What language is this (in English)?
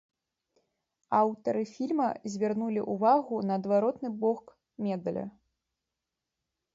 Belarusian